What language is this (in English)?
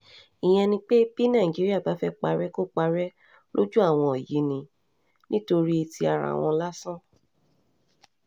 Yoruba